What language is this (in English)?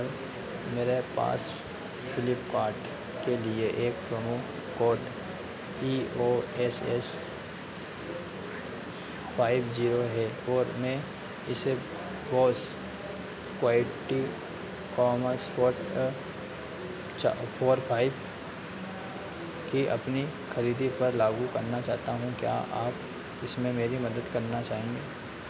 Hindi